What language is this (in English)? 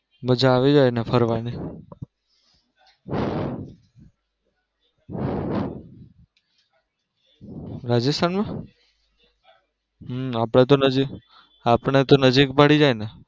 Gujarati